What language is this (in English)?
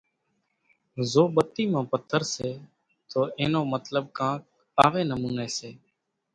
Kachi Koli